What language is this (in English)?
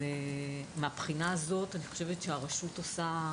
Hebrew